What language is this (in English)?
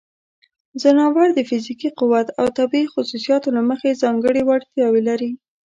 Pashto